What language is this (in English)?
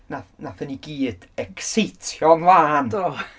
Welsh